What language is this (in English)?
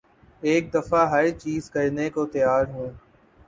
Urdu